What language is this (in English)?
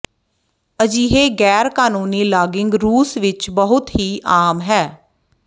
Punjabi